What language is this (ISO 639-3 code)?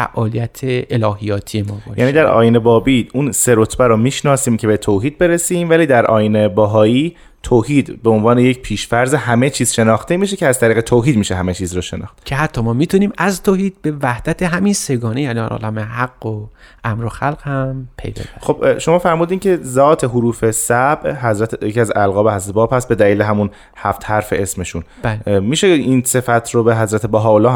fas